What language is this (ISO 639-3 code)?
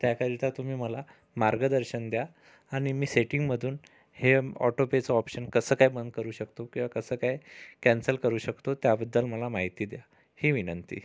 mar